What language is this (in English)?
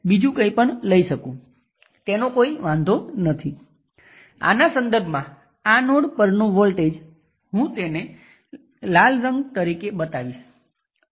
Gujarati